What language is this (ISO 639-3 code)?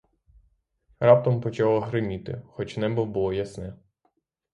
ukr